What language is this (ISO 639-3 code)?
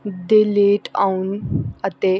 pan